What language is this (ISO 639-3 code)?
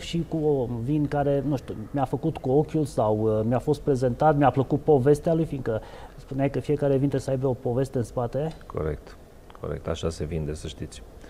ron